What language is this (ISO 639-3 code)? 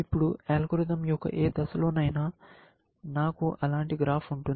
tel